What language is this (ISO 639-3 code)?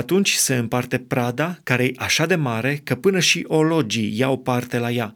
ron